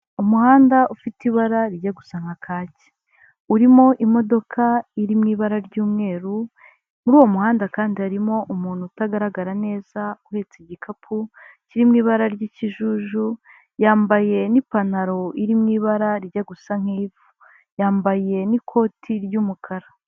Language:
Kinyarwanda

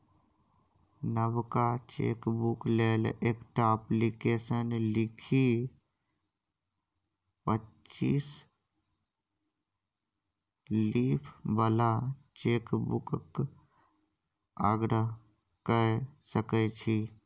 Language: Maithili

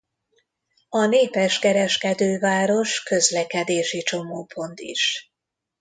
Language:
Hungarian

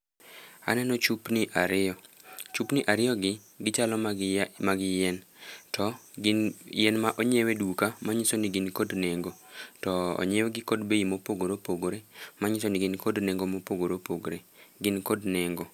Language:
Luo (Kenya and Tanzania)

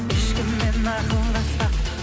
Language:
Kazakh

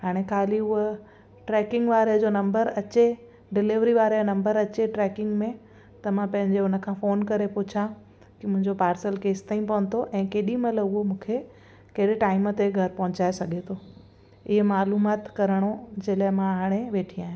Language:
Sindhi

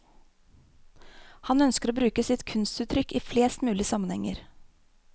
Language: Norwegian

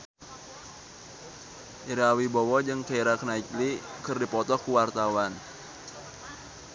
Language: Sundanese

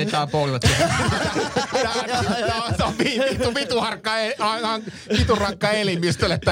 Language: Finnish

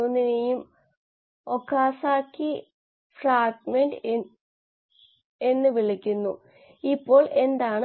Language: Malayalam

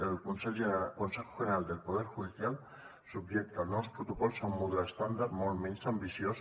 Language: Catalan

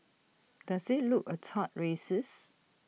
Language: English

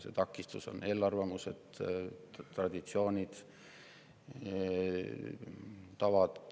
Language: Estonian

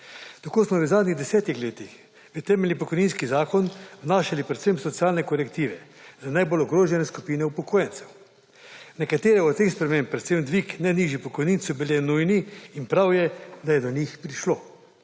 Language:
Slovenian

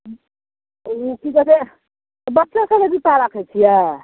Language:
Maithili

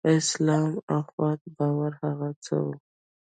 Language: Pashto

